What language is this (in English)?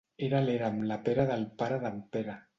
Catalan